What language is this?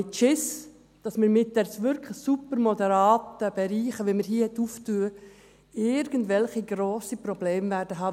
Swiss German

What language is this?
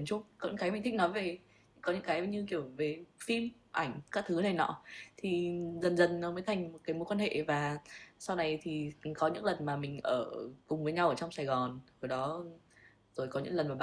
Vietnamese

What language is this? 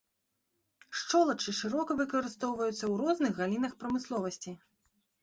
Belarusian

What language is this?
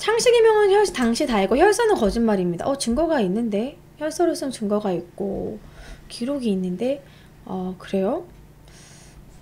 Korean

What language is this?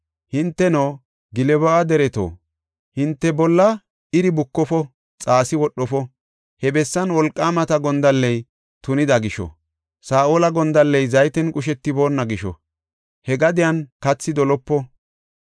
Gofa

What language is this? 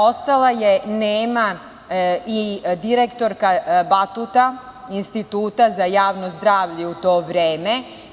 Serbian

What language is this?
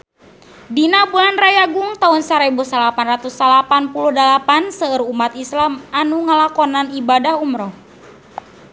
Sundanese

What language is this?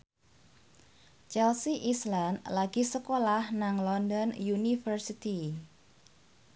Javanese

